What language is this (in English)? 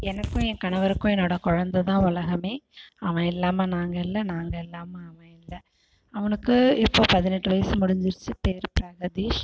Tamil